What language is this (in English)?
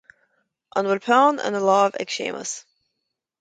Irish